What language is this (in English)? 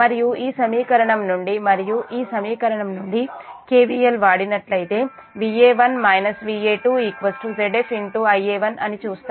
Telugu